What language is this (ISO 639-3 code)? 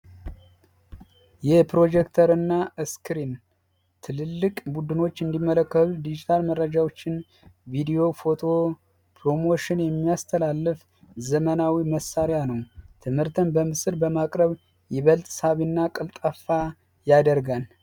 amh